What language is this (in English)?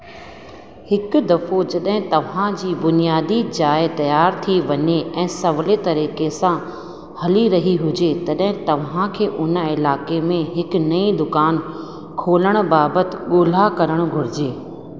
Sindhi